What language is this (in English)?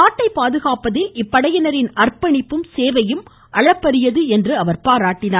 Tamil